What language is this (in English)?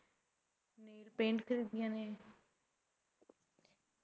Punjabi